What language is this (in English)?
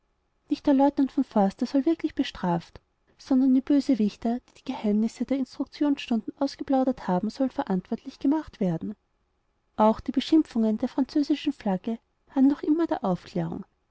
German